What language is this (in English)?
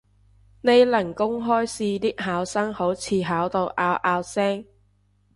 Cantonese